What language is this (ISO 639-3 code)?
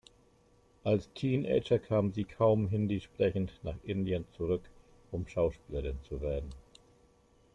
deu